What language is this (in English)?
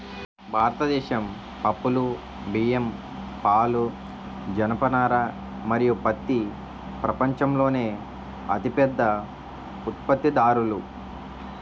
Telugu